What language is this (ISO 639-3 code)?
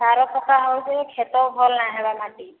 ori